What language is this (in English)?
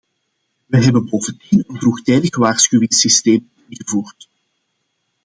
Dutch